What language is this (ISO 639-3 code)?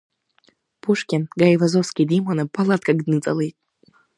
abk